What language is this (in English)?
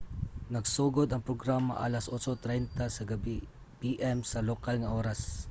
Cebuano